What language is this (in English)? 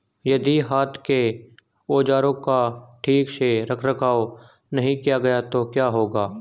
Hindi